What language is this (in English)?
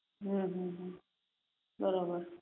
Gujarati